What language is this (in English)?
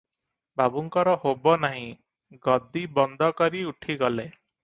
Odia